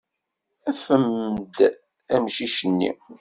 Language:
Kabyle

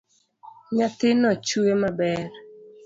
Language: Luo (Kenya and Tanzania)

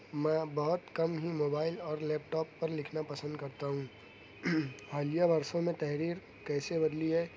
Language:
Urdu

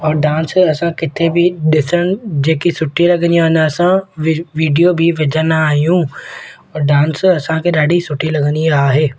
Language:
Sindhi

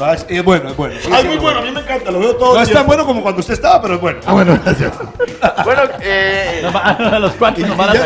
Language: Spanish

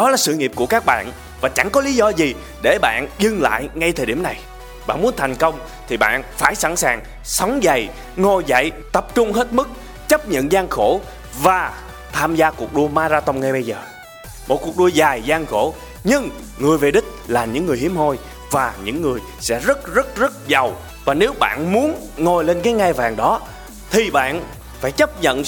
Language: Vietnamese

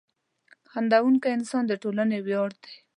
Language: Pashto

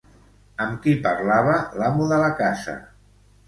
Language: Catalan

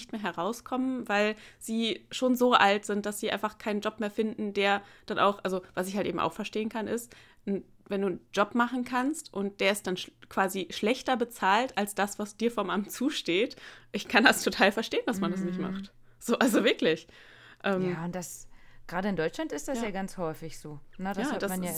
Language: German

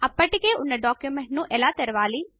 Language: Telugu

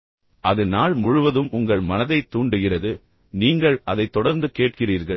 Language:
Tamil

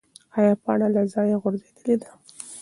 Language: Pashto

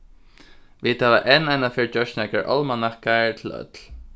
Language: Faroese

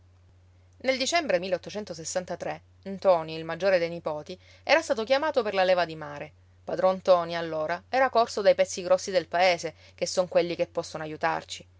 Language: Italian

